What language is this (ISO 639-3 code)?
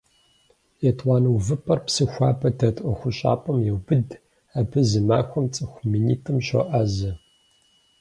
kbd